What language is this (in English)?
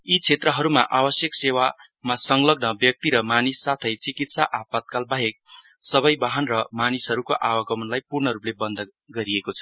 Nepali